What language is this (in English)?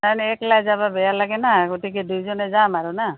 Assamese